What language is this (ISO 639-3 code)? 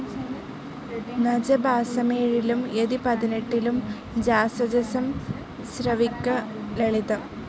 mal